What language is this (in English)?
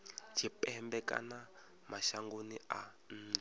Venda